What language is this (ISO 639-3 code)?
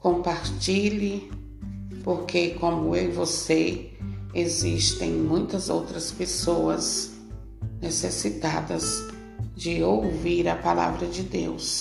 por